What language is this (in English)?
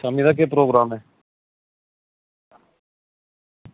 Dogri